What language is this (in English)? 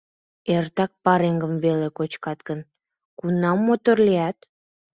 Mari